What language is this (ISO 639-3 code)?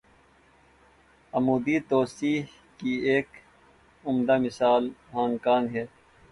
urd